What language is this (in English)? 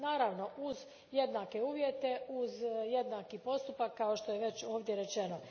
Croatian